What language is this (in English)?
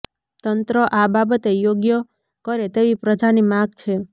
Gujarati